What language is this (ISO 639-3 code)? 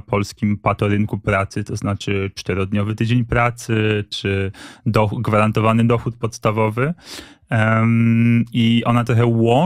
pol